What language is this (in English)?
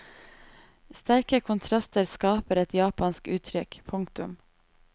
Norwegian